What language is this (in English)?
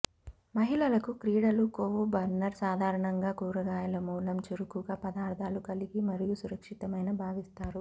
Telugu